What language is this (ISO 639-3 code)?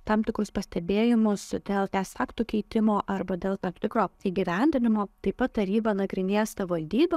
lit